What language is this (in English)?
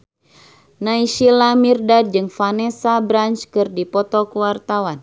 Sundanese